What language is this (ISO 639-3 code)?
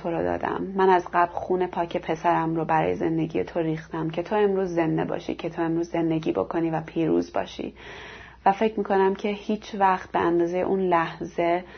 fas